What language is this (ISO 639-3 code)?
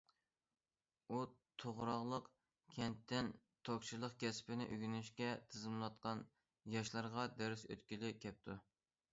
uig